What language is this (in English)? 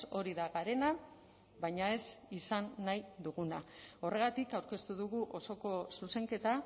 Basque